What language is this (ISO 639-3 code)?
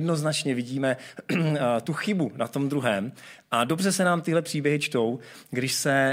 ces